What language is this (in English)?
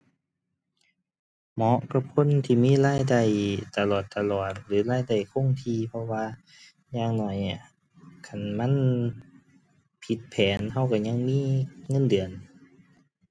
Thai